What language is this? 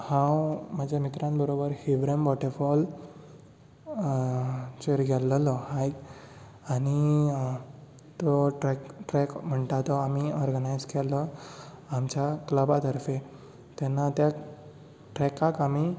Konkani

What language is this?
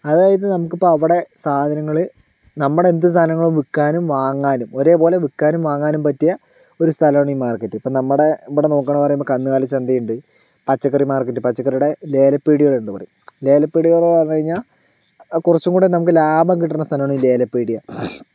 Malayalam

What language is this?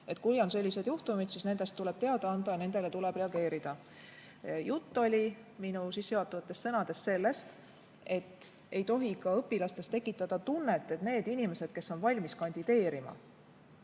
Estonian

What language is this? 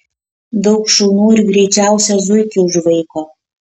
Lithuanian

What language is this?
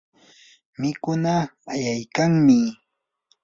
Yanahuanca Pasco Quechua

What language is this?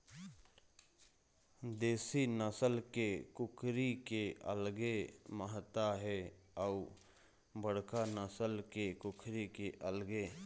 Chhattisgarhi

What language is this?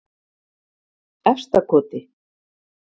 Icelandic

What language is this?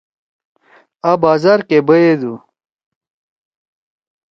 Torwali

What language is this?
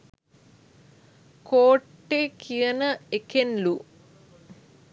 Sinhala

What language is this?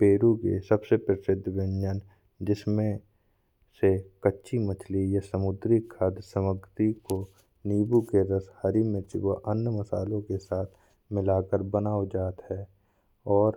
Bundeli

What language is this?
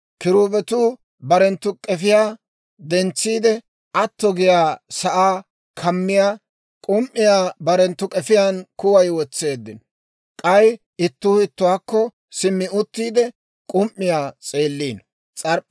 Dawro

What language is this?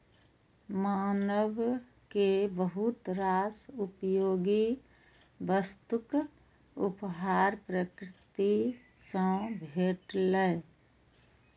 Maithili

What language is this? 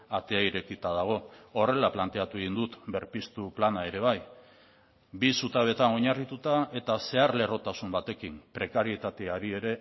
Basque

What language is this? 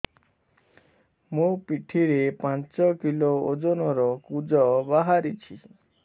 Odia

